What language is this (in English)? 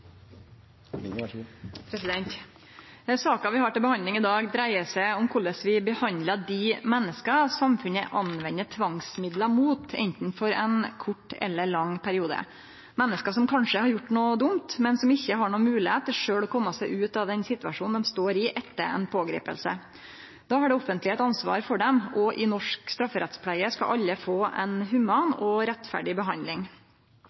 Norwegian Nynorsk